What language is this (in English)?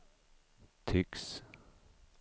Swedish